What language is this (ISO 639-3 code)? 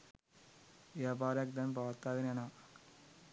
sin